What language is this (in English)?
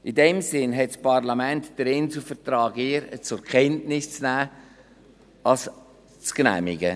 Swiss German